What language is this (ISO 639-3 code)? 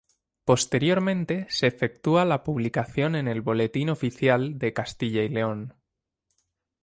spa